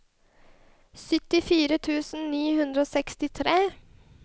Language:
Norwegian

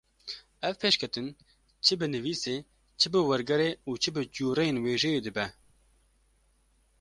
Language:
Kurdish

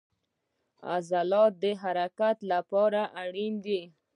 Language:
Pashto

